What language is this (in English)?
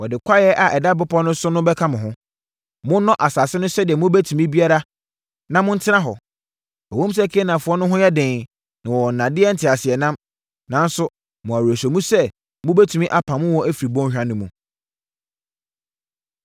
Akan